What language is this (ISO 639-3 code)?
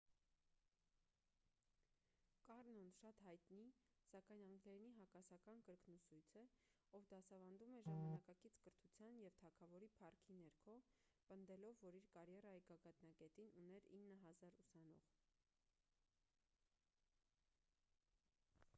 hye